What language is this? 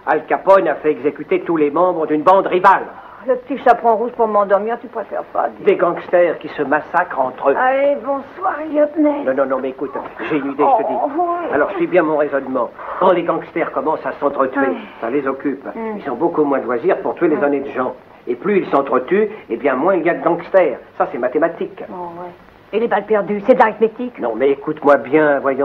French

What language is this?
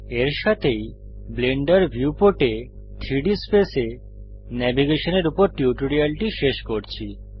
Bangla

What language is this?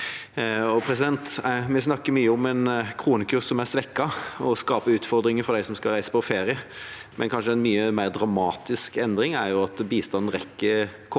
Norwegian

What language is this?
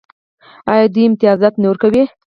Pashto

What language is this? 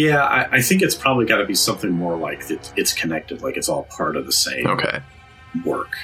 English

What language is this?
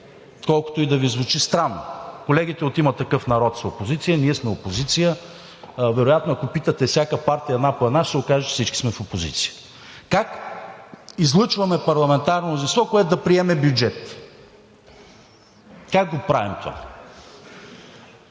Bulgarian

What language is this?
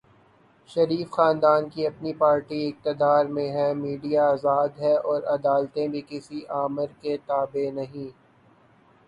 Urdu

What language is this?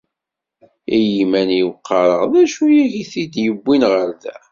Kabyle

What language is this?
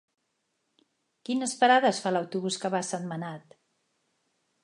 Catalan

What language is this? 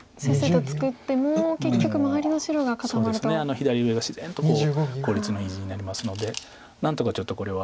Japanese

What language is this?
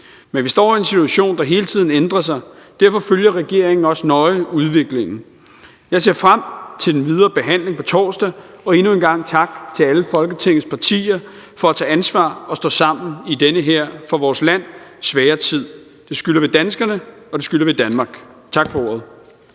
Danish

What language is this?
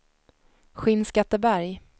Swedish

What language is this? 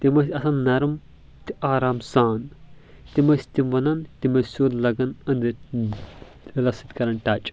Kashmiri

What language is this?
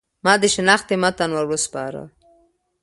Pashto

